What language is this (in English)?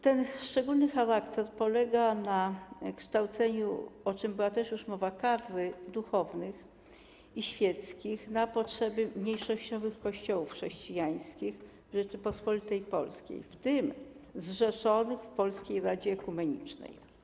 Polish